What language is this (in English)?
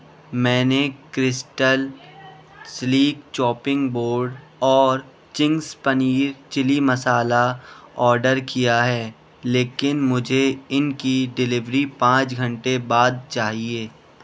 Urdu